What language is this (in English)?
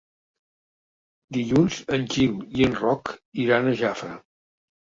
Catalan